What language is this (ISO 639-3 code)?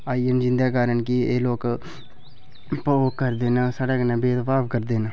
doi